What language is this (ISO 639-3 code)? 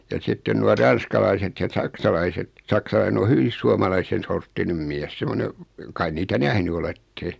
fin